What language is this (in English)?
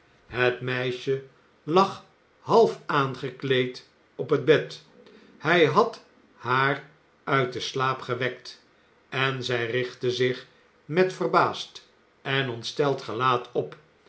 Dutch